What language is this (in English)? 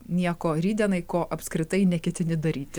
Lithuanian